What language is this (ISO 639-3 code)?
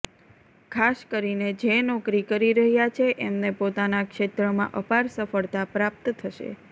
guj